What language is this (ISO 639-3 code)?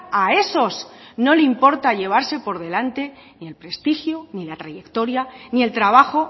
spa